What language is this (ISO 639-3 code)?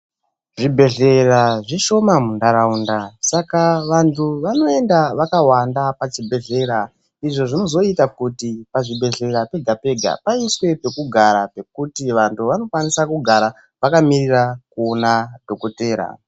ndc